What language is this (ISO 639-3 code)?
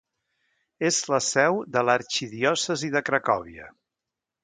cat